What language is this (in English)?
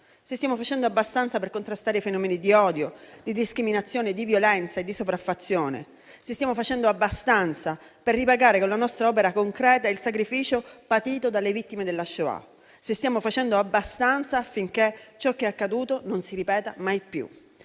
Italian